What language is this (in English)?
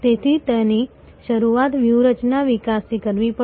Gujarati